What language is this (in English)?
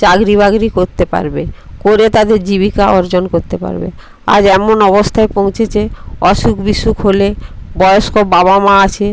Bangla